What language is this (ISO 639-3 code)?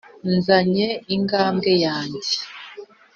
kin